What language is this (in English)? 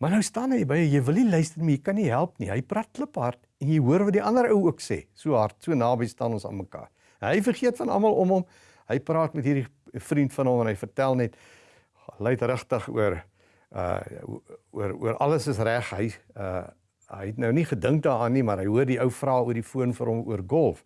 Dutch